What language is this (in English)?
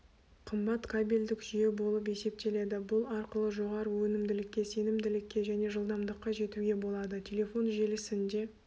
Kazakh